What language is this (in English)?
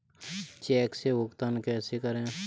Hindi